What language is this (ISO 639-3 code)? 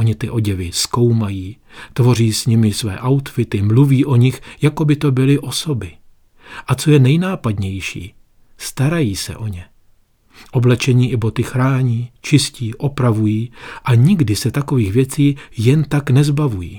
ces